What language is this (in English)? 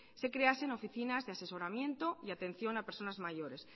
Spanish